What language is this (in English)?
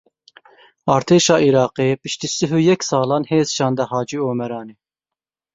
Kurdish